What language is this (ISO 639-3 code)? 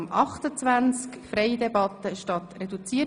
gsw